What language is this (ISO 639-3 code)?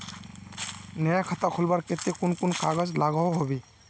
mag